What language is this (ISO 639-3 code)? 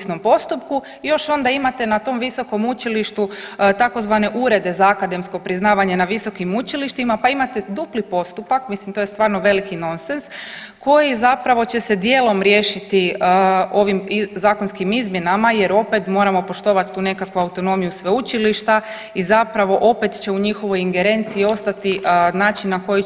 hrv